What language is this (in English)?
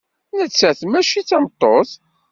Kabyle